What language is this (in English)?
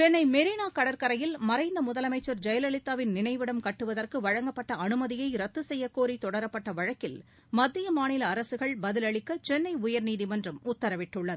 Tamil